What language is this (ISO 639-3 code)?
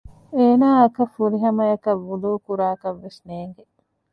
div